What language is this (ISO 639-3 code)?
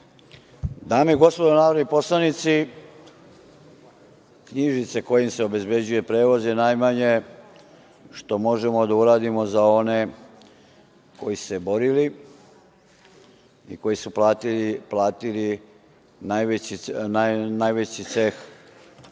srp